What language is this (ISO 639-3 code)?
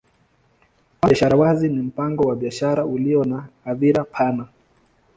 swa